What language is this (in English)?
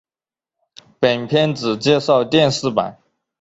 Chinese